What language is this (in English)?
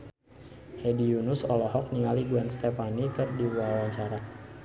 Sundanese